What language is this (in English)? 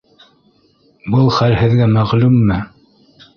Bashkir